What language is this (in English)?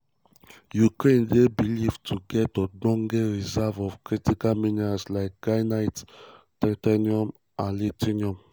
Nigerian Pidgin